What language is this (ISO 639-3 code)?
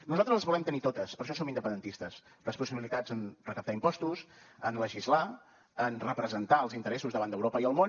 cat